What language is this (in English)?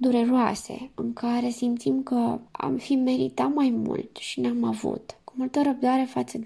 Romanian